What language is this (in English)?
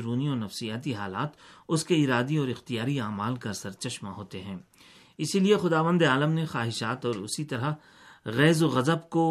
Urdu